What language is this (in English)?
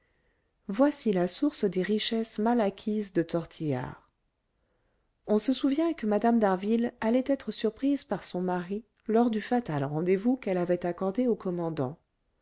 French